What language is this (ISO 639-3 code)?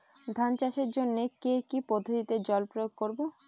ben